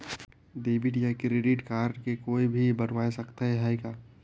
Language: Chhattisgarhi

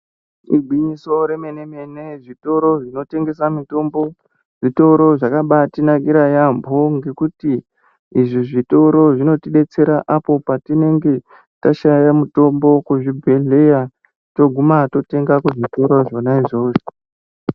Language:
Ndau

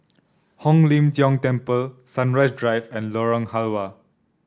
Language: English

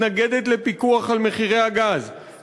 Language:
Hebrew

